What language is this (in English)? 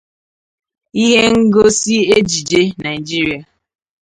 Igbo